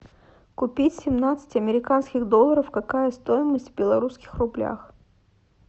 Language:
Russian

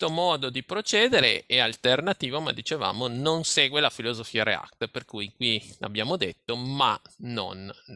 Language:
Italian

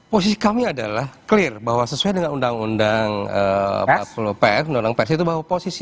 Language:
Indonesian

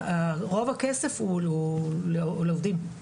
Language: Hebrew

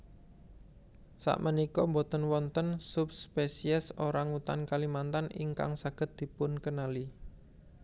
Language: Javanese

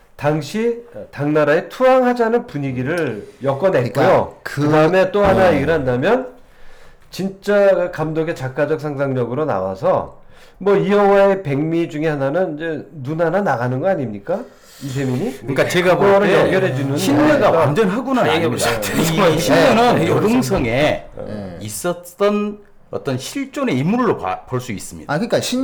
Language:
Korean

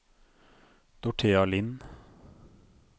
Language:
Norwegian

